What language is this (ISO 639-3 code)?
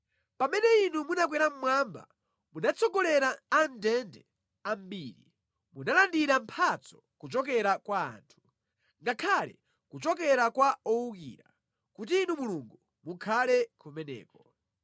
nya